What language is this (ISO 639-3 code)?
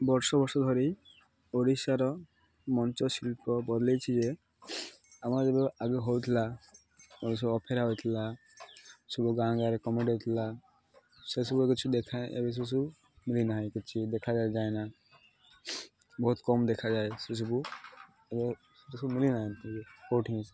ori